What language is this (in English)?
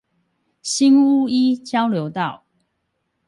Chinese